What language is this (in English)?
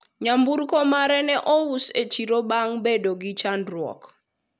Luo (Kenya and Tanzania)